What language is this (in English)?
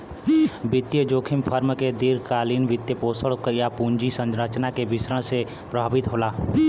Bhojpuri